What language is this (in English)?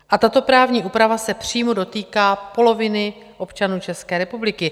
Czech